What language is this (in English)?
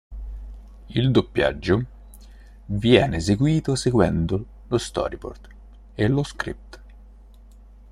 Italian